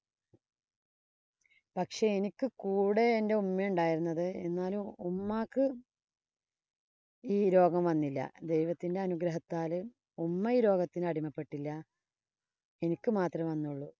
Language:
Malayalam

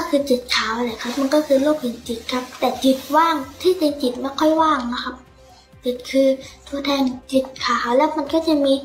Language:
Thai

